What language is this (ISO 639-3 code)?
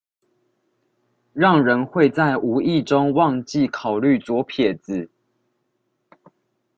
zho